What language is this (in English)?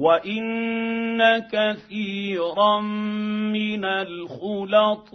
Arabic